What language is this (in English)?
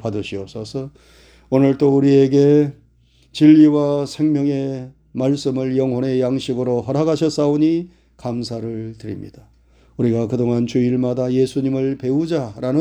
Korean